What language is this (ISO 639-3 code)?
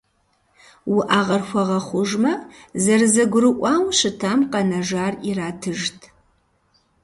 kbd